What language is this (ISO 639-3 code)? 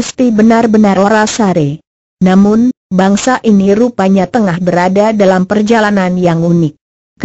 ind